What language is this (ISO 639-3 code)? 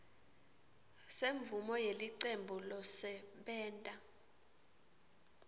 ssw